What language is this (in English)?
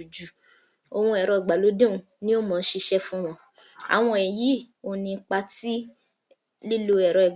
Yoruba